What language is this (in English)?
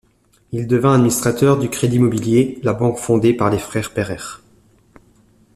French